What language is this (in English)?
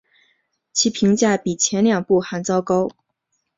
Chinese